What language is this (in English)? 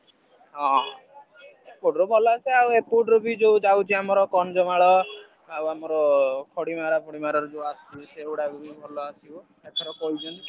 Odia